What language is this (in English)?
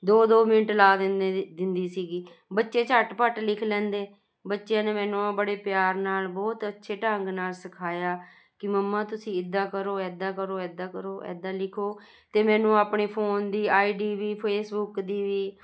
Punjabi